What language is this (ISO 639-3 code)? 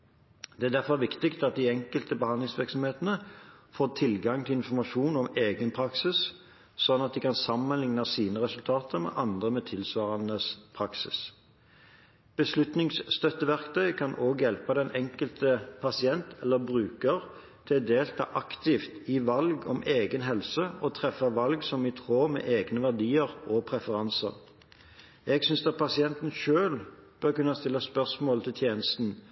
nob